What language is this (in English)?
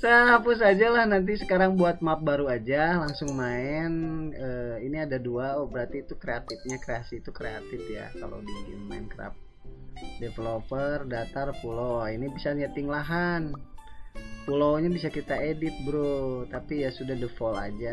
Indonesian